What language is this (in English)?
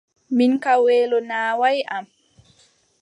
Adamawa Fulfulde